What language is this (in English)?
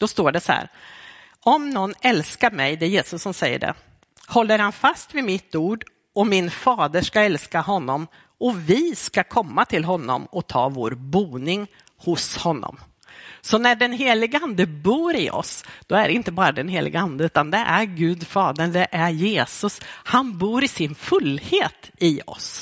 Swedish